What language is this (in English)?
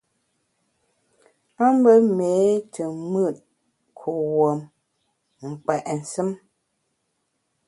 Bamun